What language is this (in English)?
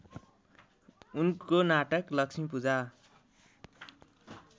Nepali